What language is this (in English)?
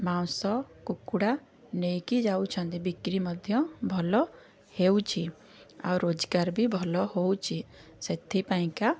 Odia